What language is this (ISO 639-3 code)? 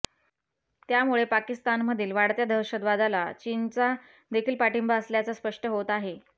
mar